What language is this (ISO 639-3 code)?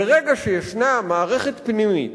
heb